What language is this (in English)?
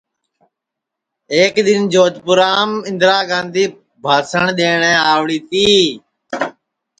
Sansi